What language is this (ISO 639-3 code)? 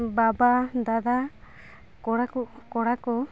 sat